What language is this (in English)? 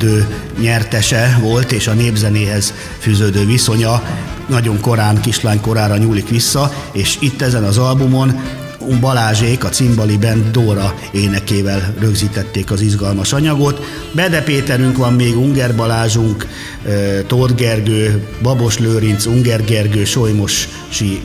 Hungarian